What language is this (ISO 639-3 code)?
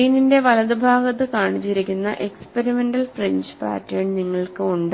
mal